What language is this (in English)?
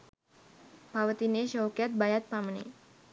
Sinhala